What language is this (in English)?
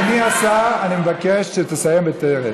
Hebrew